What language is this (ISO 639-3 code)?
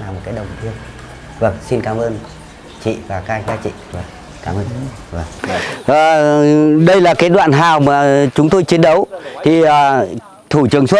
vie